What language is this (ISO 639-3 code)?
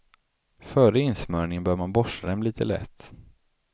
swe